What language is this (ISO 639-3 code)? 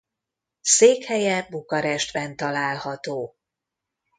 hun